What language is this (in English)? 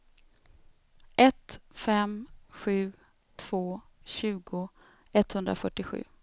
Swedish